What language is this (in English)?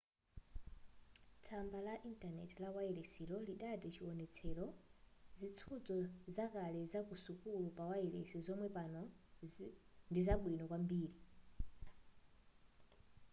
Nyanja